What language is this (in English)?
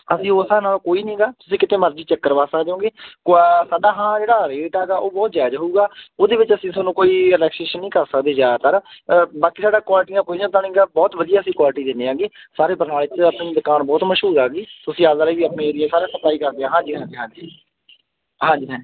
Punjabi